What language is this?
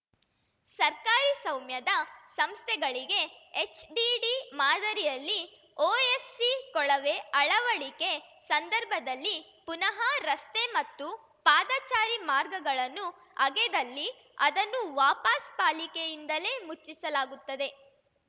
Kannada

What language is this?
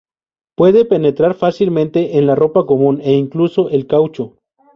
Spanish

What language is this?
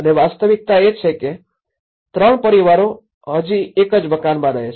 Gujarati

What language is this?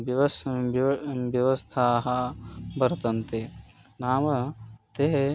Sanskrit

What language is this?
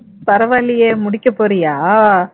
Tamil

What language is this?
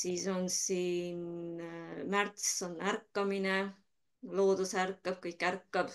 Finnish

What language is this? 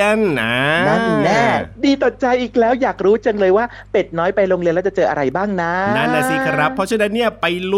Thai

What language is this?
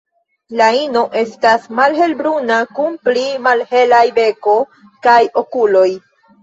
Esperanto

